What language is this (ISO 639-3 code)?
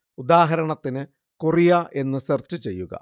mal